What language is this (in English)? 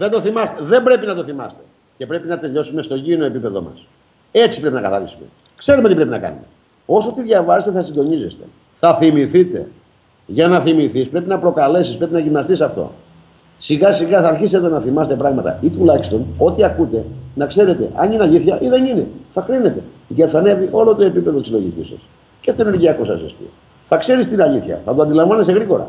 Greek